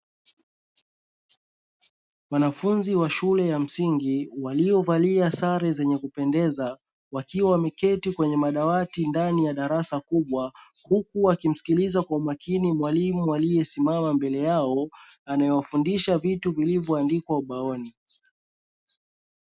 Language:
Swahili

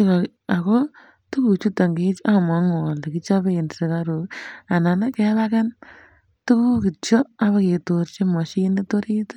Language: Kalenjin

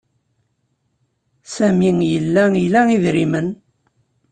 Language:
Kabyle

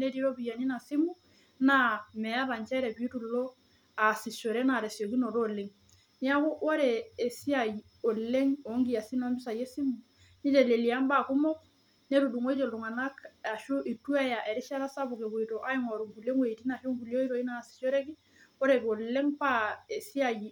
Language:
Masai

